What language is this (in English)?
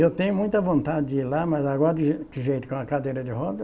Portuguese